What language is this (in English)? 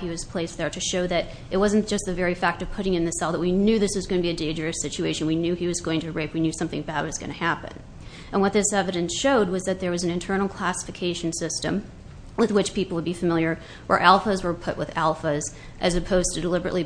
English